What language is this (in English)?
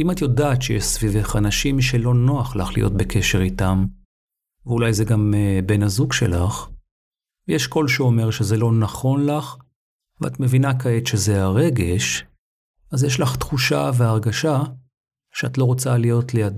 Hebrew